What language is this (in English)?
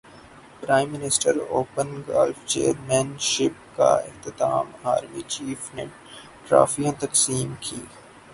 Urdu